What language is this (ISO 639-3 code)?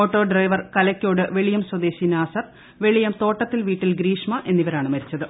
mal